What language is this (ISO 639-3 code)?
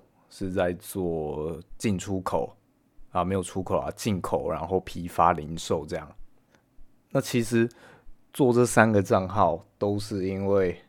zho